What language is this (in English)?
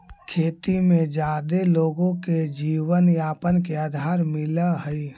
Magahi